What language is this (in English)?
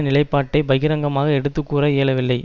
Tamil